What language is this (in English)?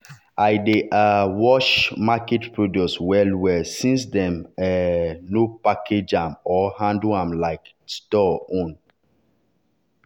Nigerian Pidgin